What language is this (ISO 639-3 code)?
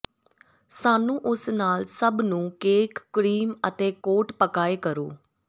pan